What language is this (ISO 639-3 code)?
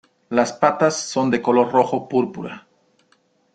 spa